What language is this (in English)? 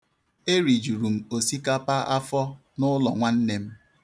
Igbo